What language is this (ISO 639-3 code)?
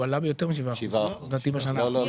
heb